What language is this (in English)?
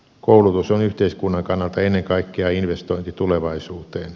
Finnish